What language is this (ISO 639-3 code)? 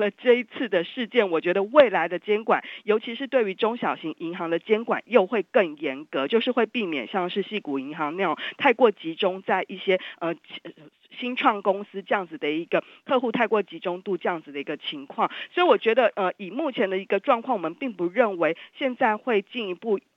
zho